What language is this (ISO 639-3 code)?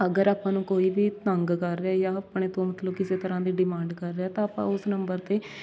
pan